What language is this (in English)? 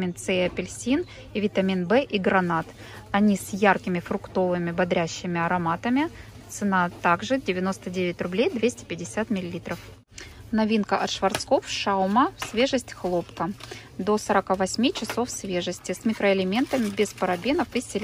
Russian